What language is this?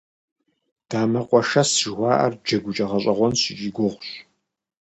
Kabardian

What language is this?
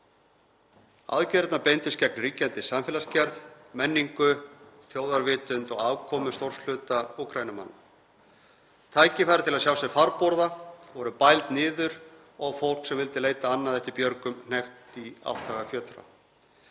Icelandic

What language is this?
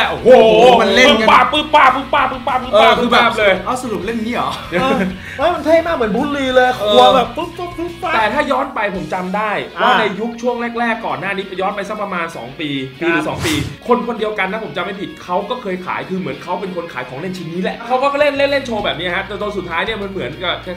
Thai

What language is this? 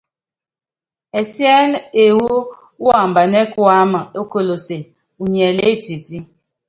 Yangben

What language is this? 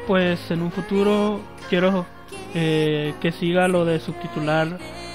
Spanish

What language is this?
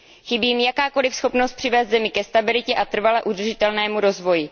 Czech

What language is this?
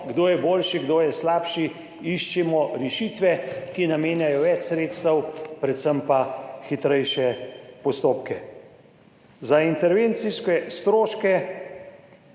Slovenian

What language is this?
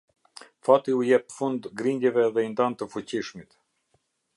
Albanian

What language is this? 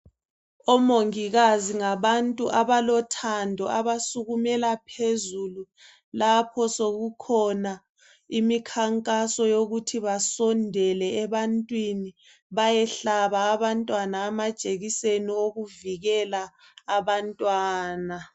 North Ndebele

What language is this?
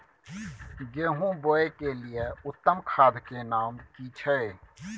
Maithili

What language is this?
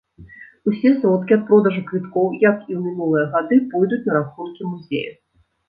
Belarusian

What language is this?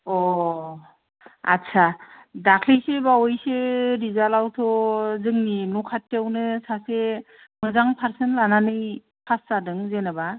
Bodo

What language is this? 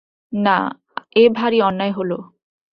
Bangla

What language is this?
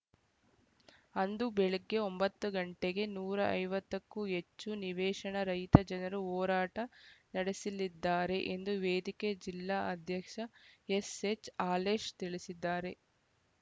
Kannada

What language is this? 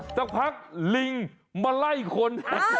Thai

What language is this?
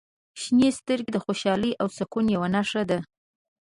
Pashto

